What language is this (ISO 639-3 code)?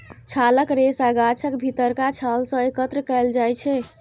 mai